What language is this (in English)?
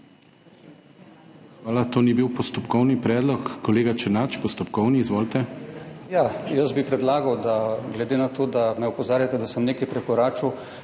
Slovenian